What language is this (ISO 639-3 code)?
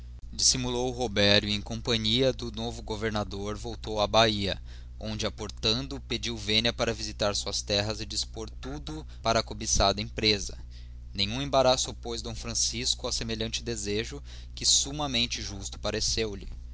por